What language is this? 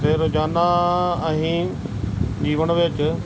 Punjabi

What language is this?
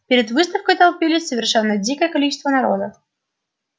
Russian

